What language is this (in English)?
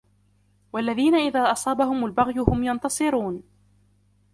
Arabic